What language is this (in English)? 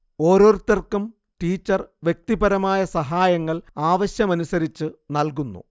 Malayalam